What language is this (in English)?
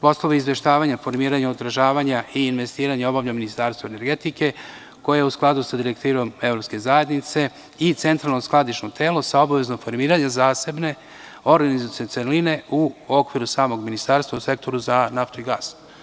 Serbian